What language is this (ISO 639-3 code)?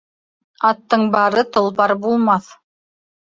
bak